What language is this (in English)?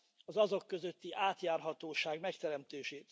Hungarian